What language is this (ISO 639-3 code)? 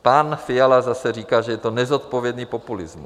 ces